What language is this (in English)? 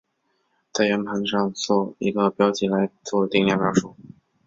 Chinese